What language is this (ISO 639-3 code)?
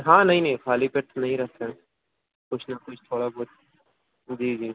urd